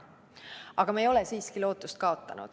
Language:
Estonian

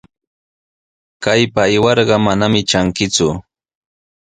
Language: Sihuas Ancash Quechua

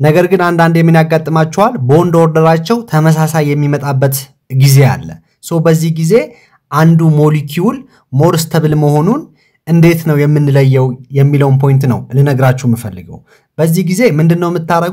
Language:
Arabic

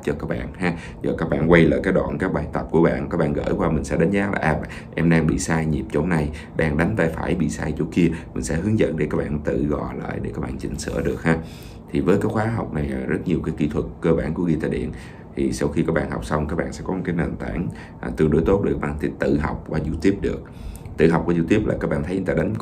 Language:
Vietnamese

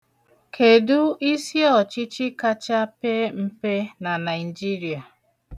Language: Igbo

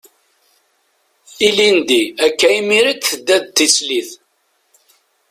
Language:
Kabyle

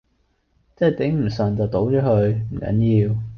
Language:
Cantonese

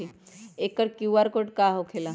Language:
Magahi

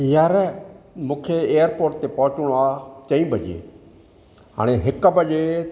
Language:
Sindhi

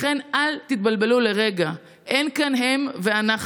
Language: Hebrew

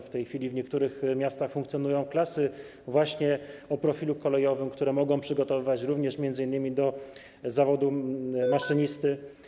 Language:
Polish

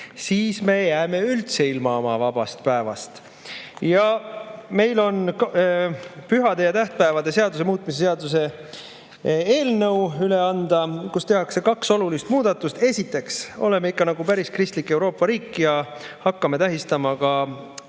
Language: Estonian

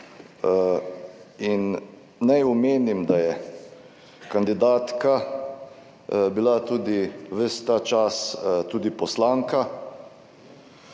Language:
Slovenian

